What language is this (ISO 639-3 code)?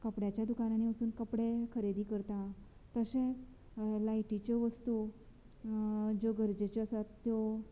kok